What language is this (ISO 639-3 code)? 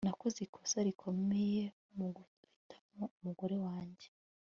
kin